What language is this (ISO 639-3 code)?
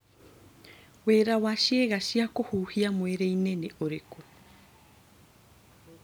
kik